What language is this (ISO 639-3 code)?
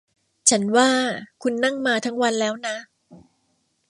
tha